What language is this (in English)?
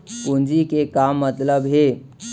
Chhattisgarhi